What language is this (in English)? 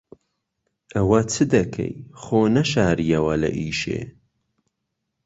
Central Kurdish